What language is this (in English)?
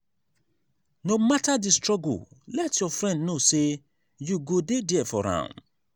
Nigerian Pidgin